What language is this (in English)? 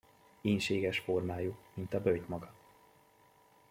Hungarian